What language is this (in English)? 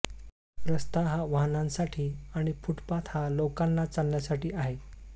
Marathi